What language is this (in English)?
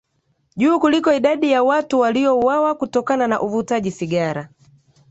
Swahili